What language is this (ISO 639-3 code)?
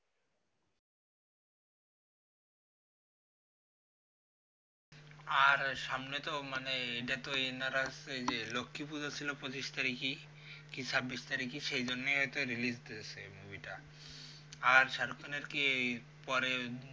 ben